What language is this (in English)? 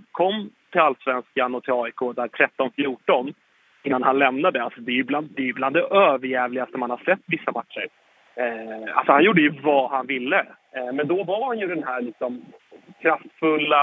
Swedish